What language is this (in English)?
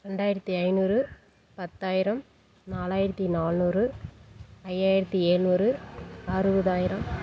Tamil